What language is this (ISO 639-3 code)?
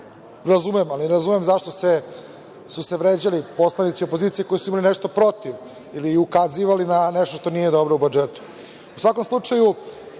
srp